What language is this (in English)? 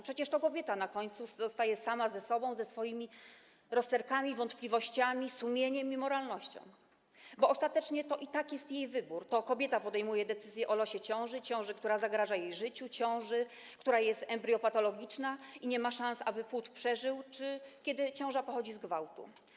Polish